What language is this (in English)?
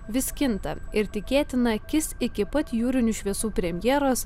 Lithuanian